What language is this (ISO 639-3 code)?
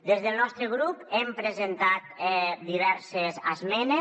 cat